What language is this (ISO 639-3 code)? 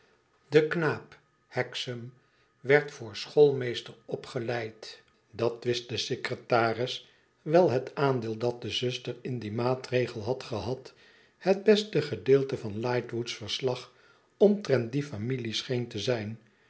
nld